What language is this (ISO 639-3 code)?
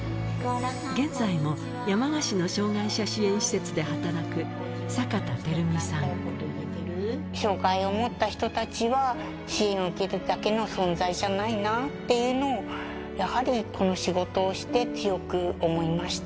jpn